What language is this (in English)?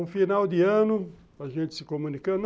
Portuguese